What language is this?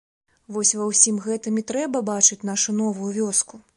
Belarusian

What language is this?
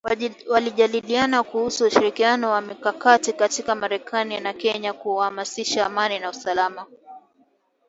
Swahili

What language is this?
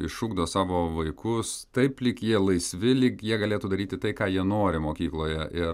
Lithuanian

